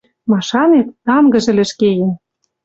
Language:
Western Mari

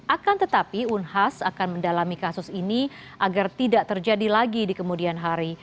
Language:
Indonesian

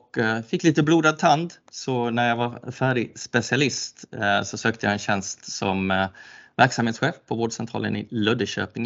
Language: Swedish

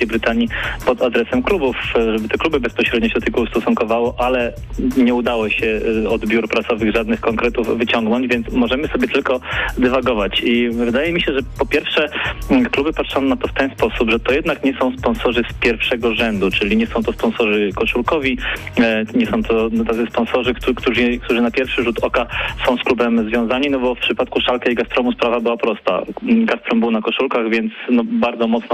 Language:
Polish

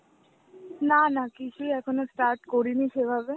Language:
Bangla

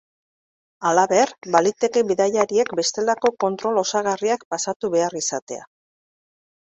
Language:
Basque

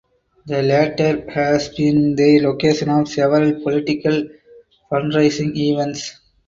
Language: English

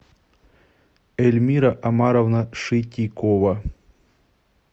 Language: Russian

